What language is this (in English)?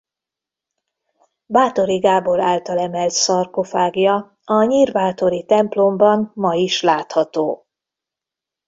Hungarian